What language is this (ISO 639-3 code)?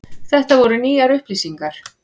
isl